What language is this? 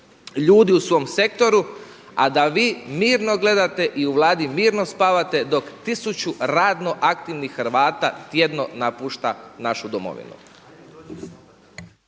Croatian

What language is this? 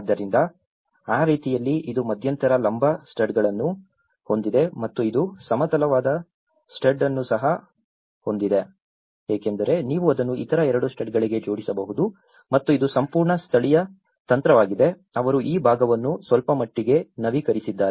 Kannada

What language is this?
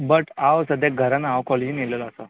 Konkani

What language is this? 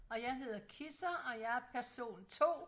Danish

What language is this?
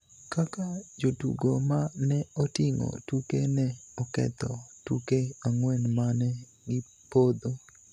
Luo (Kenya and Tanzania)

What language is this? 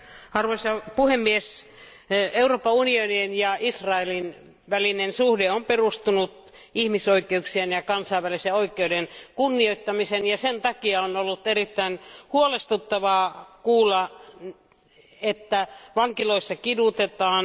Finnish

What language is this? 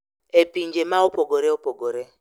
Luo (Kenya and Tanzania)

